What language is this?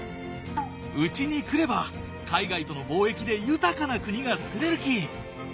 Japanese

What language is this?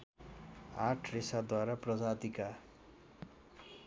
Nepali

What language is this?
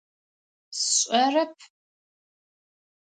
Adyghe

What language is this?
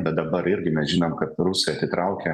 Lithuanian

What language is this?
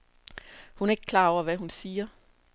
Danish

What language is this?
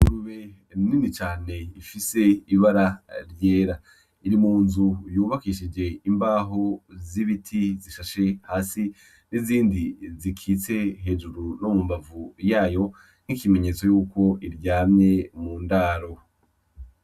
Rundi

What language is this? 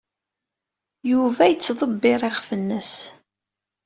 Kabyle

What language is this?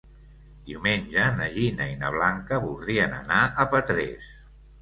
Catalan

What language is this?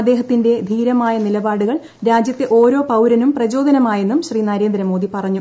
Malayalam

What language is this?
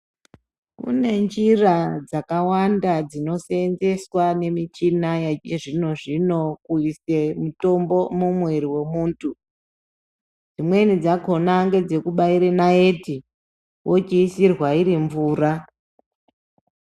Ndau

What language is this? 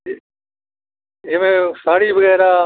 Punjabi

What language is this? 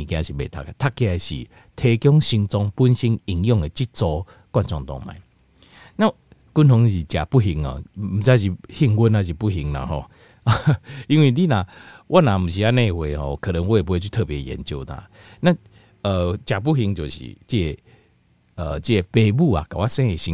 Chinese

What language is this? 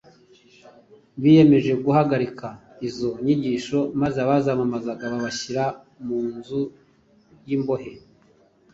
Kinyarwanda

